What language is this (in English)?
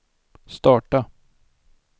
Swedish